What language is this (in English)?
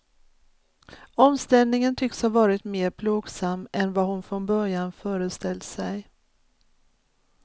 Swedish